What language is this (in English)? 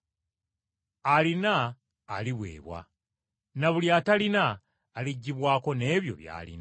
Ganda